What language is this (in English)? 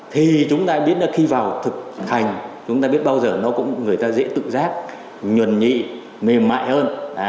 Vietnamese